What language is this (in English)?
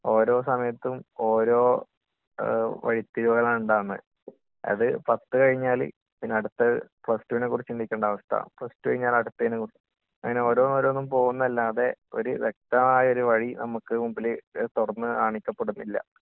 Malayalam